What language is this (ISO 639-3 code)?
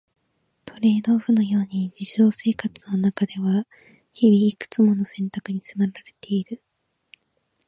jpn